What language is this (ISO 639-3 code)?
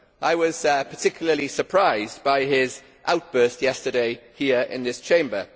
eng